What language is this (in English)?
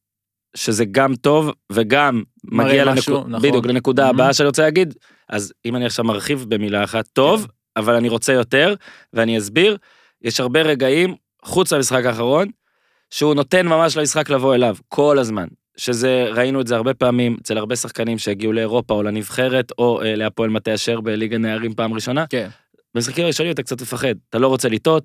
Hebrew